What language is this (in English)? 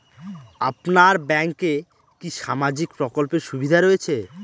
Bangla